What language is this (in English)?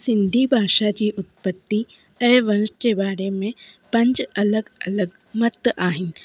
Sindhi